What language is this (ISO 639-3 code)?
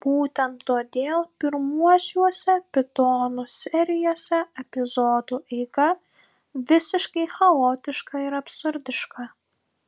lit